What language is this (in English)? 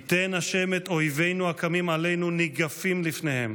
Hebrew